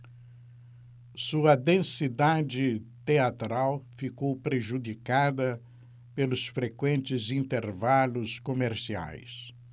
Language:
Portuguese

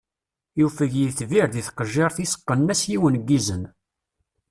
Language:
Kabyle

